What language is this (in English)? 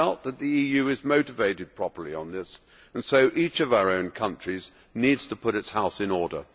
English